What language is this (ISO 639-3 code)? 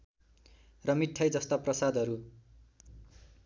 nep